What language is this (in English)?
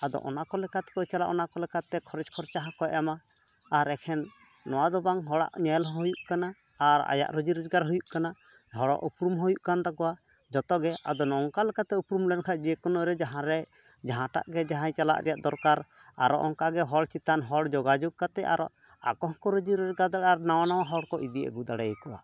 Santali